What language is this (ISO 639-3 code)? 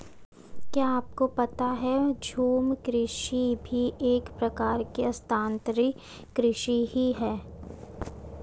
hin